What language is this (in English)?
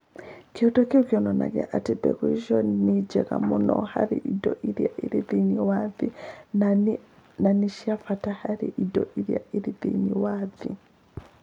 Kikuyu